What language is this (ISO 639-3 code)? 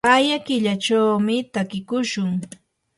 qur